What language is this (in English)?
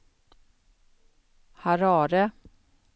Swedish